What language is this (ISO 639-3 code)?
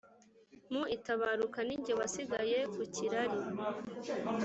kin